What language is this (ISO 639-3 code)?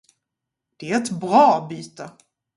swe